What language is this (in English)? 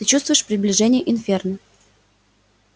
Russian